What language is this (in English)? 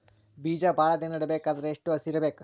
Kannada